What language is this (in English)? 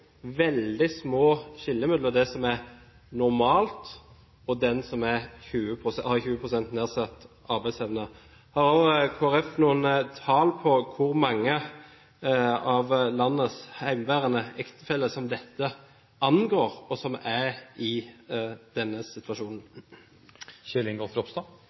Norwegian Bokmål